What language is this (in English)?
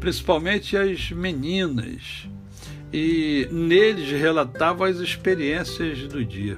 Portuguese